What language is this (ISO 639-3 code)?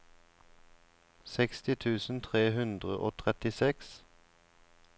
nor